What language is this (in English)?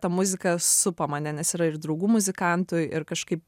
Lithuanian